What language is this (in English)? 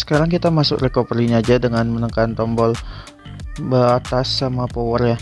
Indonesian